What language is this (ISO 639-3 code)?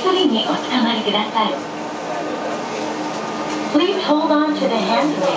jpn